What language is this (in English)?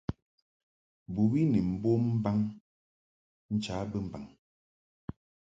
Mungaka